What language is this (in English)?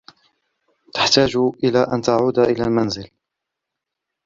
Arabic